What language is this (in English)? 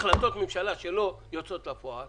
Hebrew